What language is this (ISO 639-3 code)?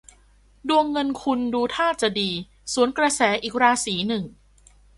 tha